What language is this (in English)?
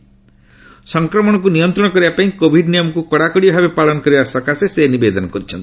Odia